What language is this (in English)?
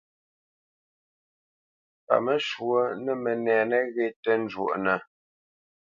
Bamenyam